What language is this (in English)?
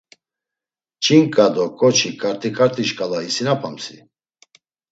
Laz